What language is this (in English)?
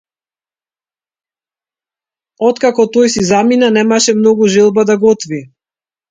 Macedonian